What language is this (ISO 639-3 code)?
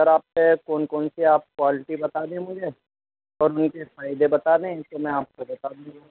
urd